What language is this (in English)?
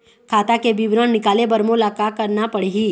Chhattisgarhi